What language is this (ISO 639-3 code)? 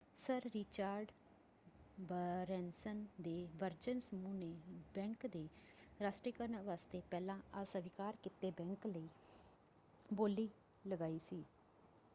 pan